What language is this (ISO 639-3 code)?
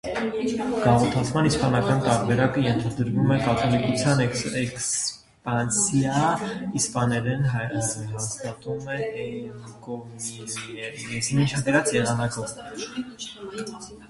hye